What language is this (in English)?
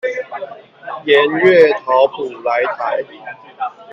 Chinese